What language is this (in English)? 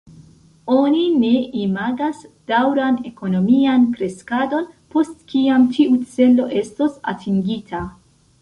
Esperanto